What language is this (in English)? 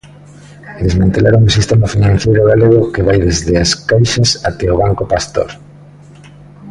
Galician